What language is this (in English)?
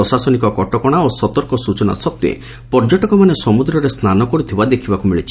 Odia